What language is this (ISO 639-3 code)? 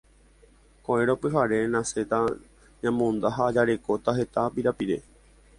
grn